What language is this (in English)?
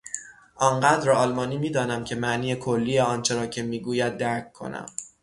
Persian